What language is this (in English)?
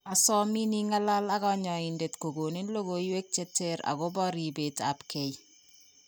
Kalenjin